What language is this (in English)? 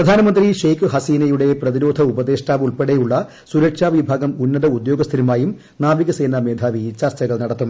Malayalam